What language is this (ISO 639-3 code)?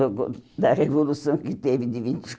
por